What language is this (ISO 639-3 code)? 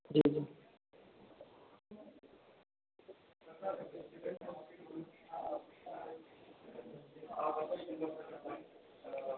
doi